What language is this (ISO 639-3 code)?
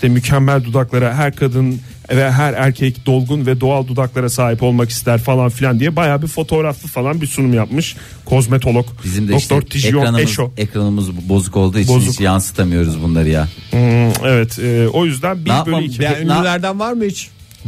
tur